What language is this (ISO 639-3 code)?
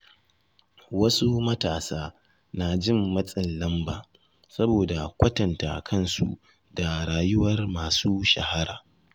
hau